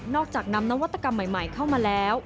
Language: Thai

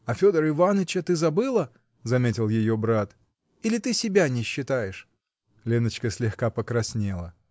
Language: Russian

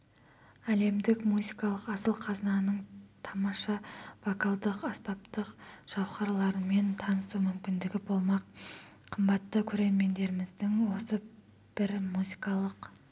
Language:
Kazakh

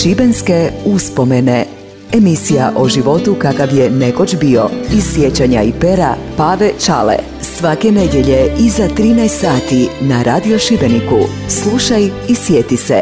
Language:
Croatian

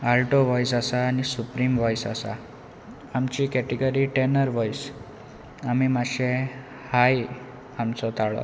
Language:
Konkani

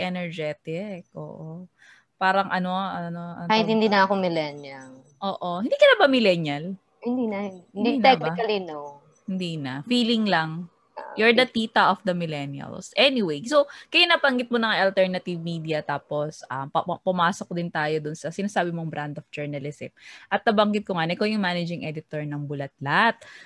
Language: Filipino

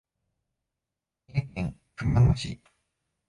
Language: Japanese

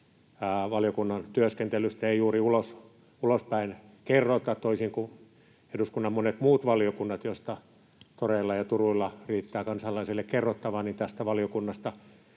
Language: Finnish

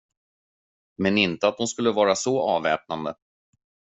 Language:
Swedish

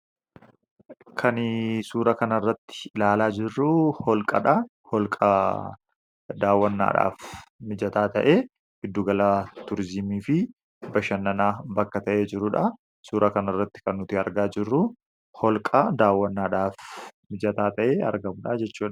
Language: Oromo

